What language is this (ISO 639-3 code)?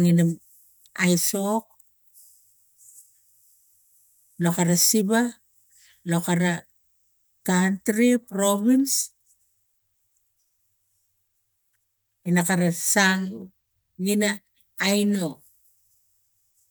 tgc